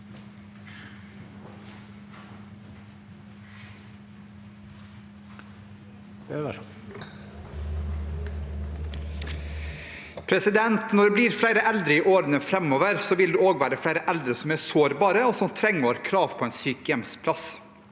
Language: Norwegian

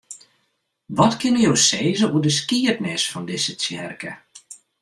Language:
Western Frisian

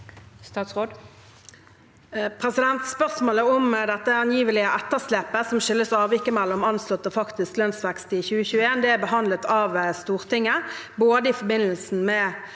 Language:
Norwegian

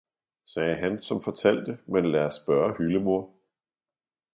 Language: Danish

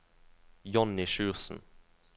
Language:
Norwegian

